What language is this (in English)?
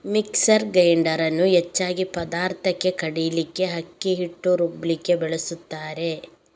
Kannada